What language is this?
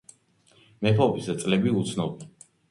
Georgian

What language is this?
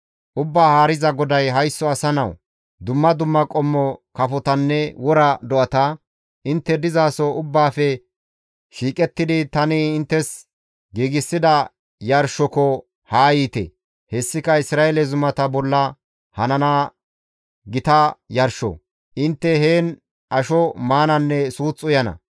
Gamo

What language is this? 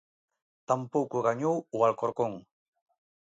Galician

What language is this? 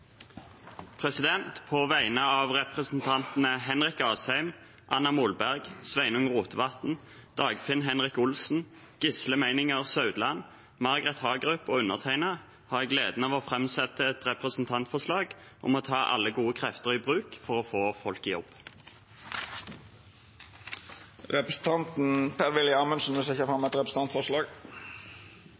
Norwegian Nynorsk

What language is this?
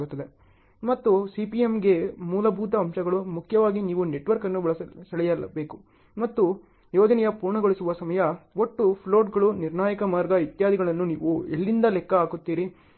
Kannada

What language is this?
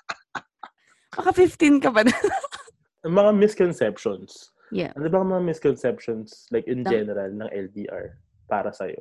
Filipino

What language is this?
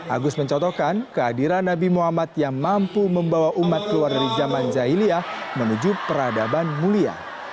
Indonesian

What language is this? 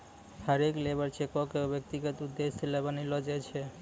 Maithili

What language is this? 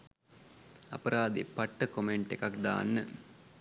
Sinhala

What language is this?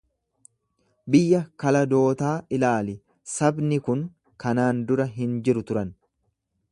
Oromo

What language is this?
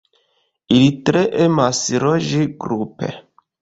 Esperanto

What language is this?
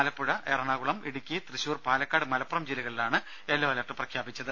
Malayalam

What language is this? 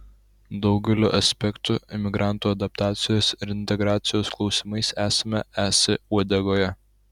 Lithuanian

